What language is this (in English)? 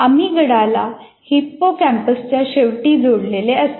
Marathi